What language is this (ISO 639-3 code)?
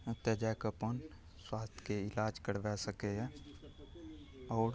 mai